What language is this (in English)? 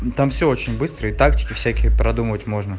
Russian